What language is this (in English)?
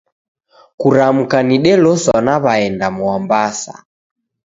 Taita